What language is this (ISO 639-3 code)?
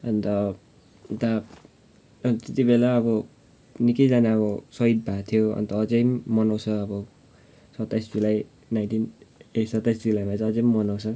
nep